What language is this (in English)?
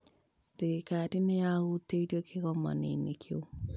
Kikuyu